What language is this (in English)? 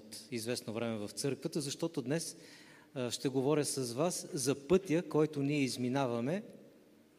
Bulgarian